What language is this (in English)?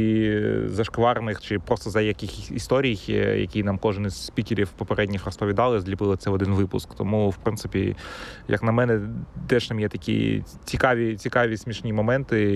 Ukrainian